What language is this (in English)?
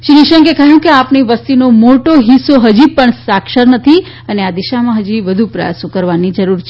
Gujarati